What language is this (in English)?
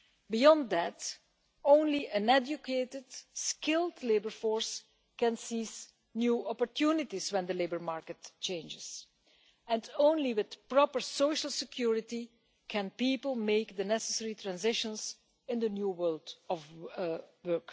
English